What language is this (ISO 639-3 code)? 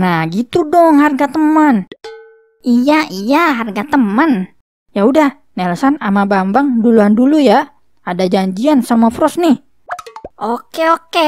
ind